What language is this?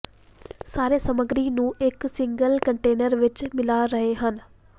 Punjabi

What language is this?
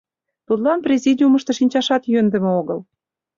Mari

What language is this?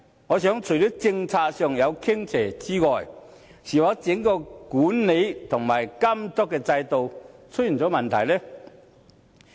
Cantonese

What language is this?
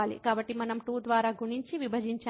Telugu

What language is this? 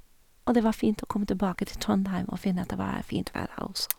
Norwegian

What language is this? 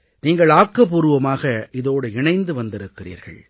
Tamil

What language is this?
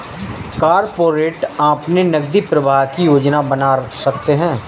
Hindi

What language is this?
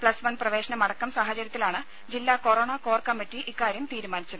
Malayalam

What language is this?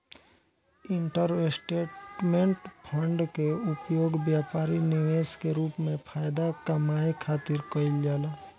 Bhojpuri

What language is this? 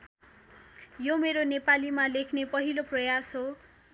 Nepali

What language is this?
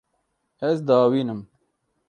Kurdish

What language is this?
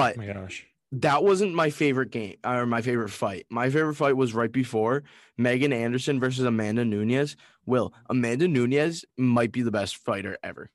English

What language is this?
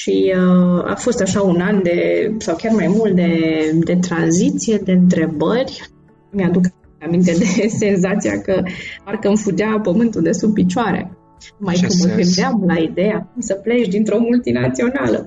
Romanian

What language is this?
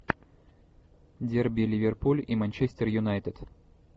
Russian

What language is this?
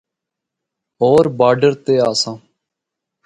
Northern Hindko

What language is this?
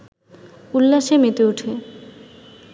Bangla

